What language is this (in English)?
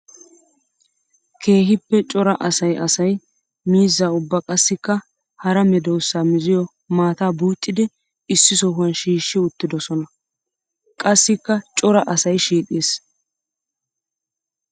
Wolaytta